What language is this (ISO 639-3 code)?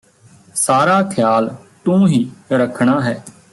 pan